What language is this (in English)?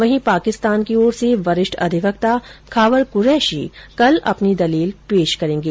Hindi